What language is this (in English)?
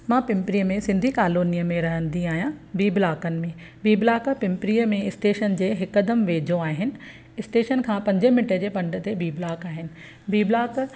Sindhi